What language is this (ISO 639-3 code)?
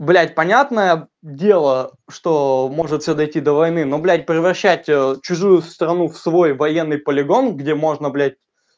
rus